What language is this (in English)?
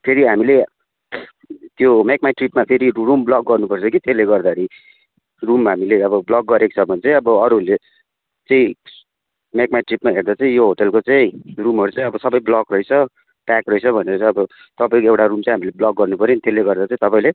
Nepali